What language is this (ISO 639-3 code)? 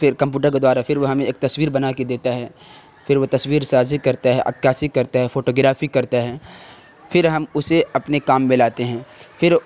urd